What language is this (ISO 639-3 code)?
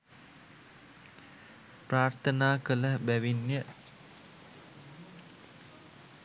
sin